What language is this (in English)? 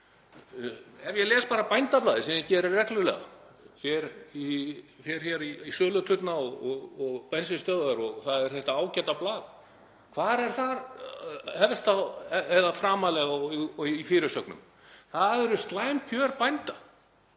Icelandic